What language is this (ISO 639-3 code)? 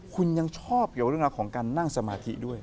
tha